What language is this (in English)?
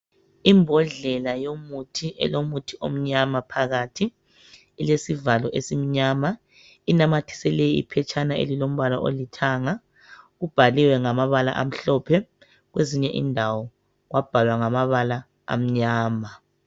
North Ndebele